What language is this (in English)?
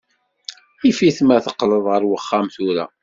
Kabyle